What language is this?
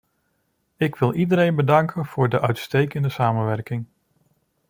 Dutch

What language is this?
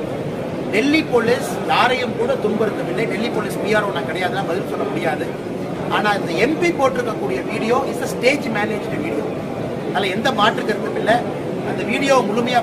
Indonesian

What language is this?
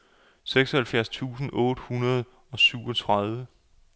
Danish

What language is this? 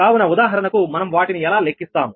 Telugu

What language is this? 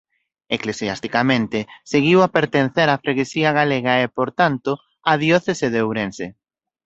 Galician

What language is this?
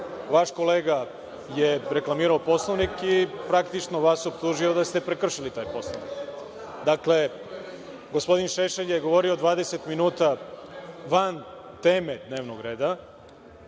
Serbian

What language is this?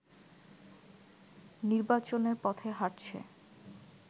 Bangla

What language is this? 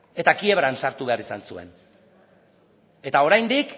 Basque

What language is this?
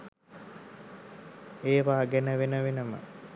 Sinhala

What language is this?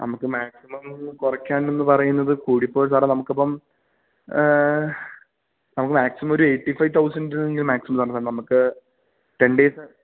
Malayalam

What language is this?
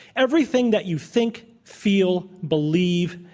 English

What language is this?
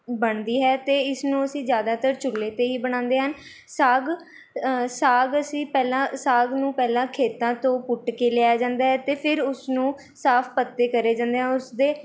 Punjabi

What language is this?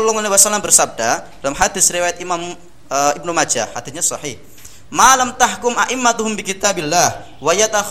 Indonesian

